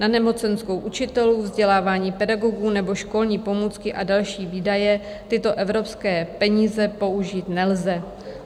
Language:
Czech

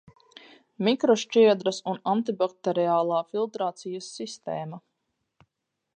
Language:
Latvian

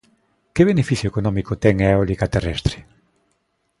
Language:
Galician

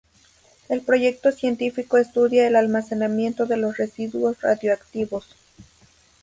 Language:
Spanish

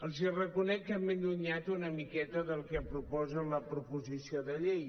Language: Catalan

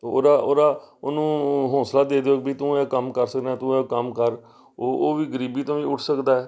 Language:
Punjabi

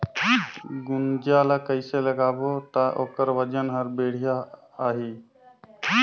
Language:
Chhattisgarhi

